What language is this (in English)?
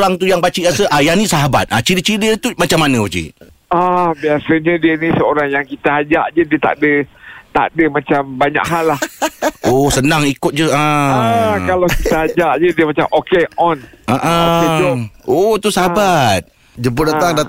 Malay